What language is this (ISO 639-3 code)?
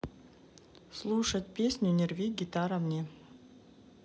rus